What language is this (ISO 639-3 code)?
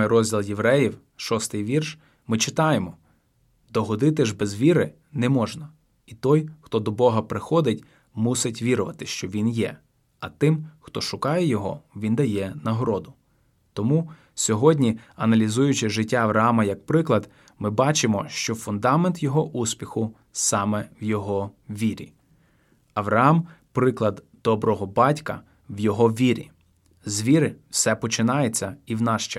ukr